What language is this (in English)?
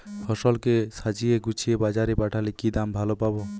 Bangla